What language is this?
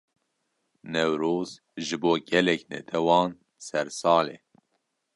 Kurdish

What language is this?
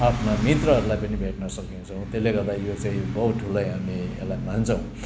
Nepali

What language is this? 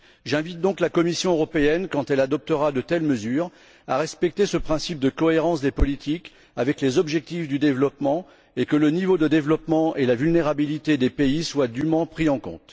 French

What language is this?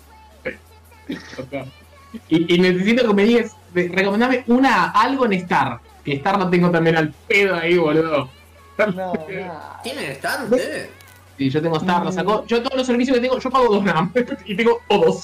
Spanish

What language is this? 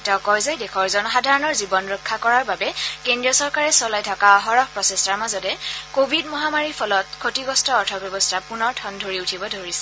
Assamese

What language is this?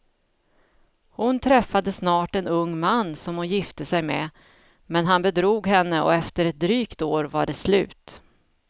Swedish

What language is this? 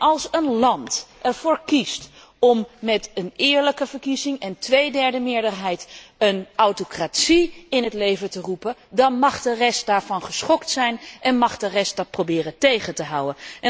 Dutch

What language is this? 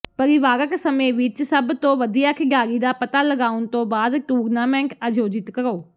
Punjabi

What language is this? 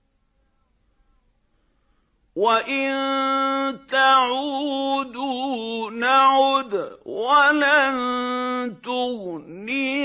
Arabic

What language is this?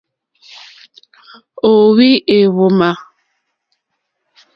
Mokpwe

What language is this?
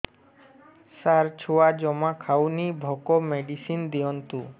Odia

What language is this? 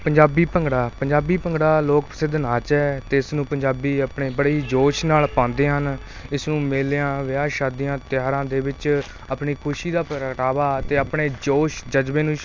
Punjabi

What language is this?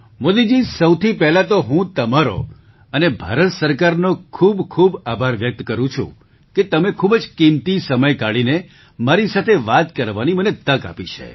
Gujarati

